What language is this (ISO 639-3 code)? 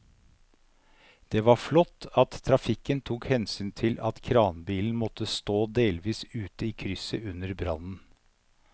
nor